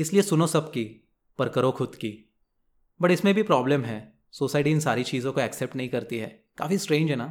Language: Hindi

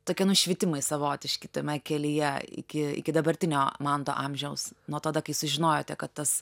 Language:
Lithuanian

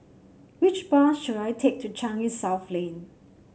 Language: English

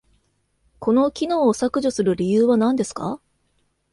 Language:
Japanese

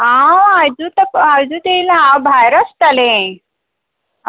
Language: Konkani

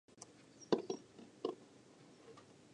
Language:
Japanese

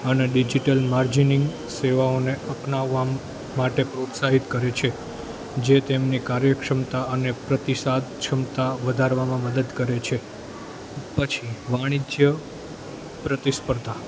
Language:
Gujarati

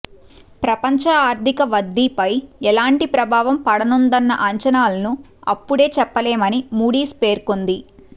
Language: Telugu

